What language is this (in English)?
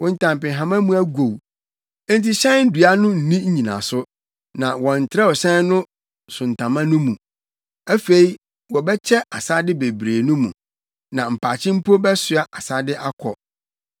Akan